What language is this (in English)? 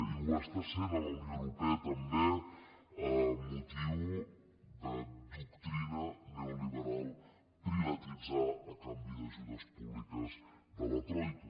Catalan